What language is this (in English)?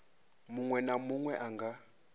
Venda